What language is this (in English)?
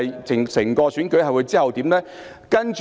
Cantonese